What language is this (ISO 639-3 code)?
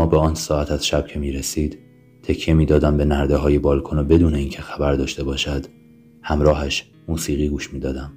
fas